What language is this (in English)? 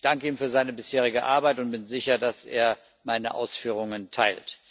German